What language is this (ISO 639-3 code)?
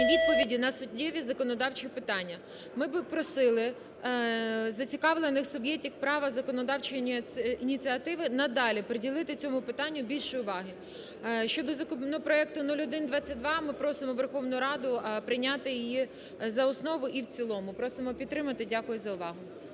ukr